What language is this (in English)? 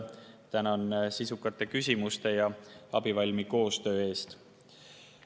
Estonian